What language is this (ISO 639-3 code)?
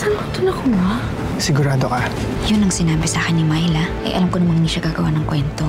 fil